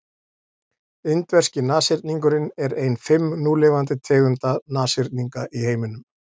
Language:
Icelandic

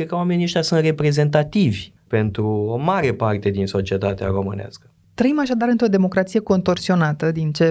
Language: Romanian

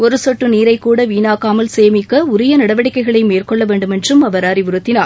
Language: Tamil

